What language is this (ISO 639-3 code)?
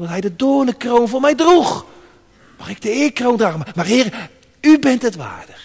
nld